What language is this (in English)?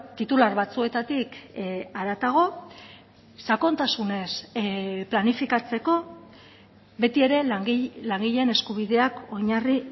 Basque